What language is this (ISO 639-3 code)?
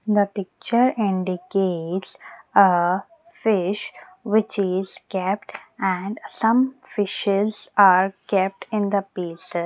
eng